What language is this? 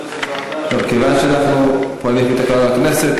Hebrew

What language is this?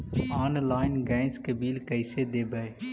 Magahi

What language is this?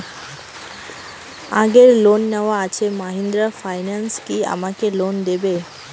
Bangla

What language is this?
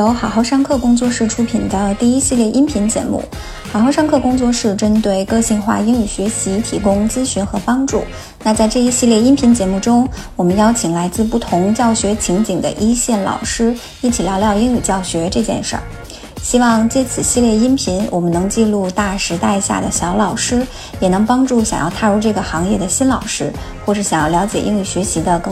Chinese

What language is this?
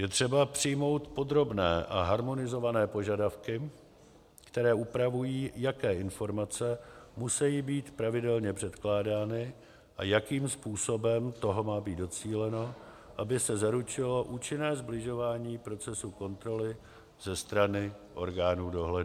Czech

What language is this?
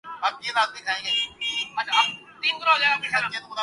Urdu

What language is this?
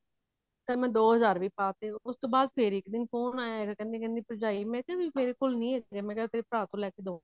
Punjabi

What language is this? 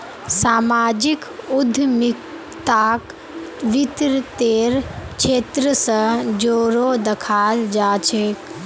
Magahi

